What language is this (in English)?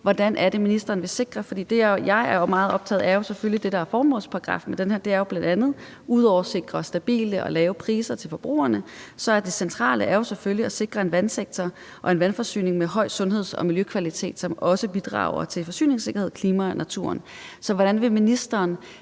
Danish